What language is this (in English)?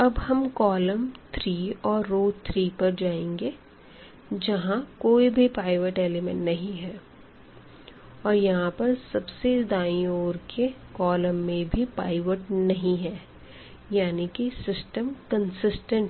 Hindi